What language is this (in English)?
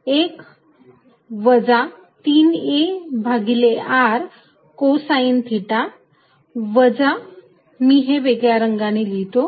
Marathi